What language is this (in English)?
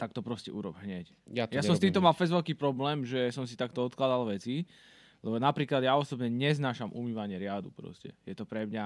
Slovak